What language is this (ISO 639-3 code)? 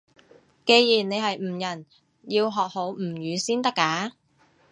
yue